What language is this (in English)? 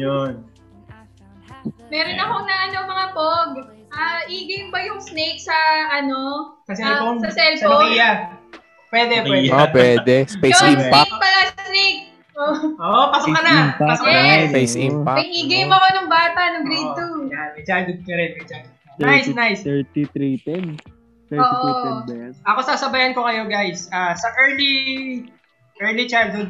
Filipino